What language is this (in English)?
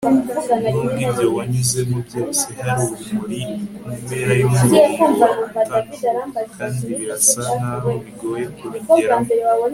Kinyarwanda